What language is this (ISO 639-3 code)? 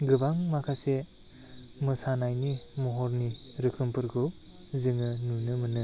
brx